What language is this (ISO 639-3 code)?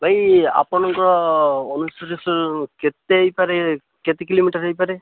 ori